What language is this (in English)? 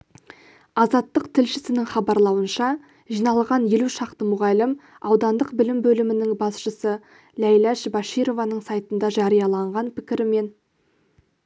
Kazakh